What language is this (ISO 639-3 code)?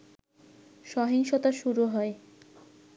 ben